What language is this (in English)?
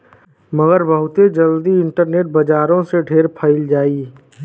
Bhojpuri